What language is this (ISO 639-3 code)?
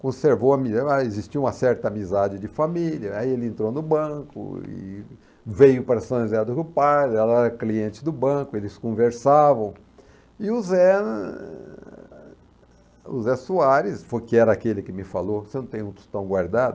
por